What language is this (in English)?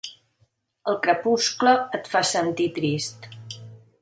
Catalan